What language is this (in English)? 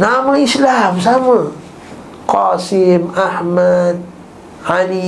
Malay